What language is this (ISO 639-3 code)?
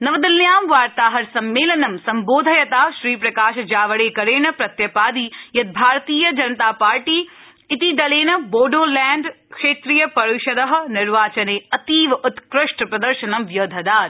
san